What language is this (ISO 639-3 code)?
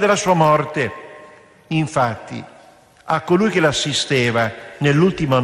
ita